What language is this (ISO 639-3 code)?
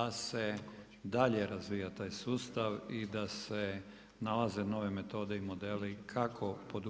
hrv